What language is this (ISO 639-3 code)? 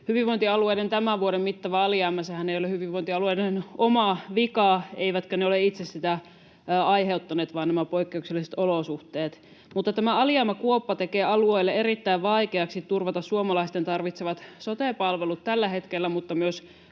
fin